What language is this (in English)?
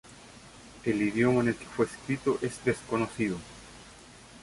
Spanish